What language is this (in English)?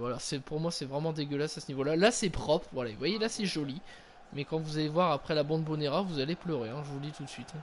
French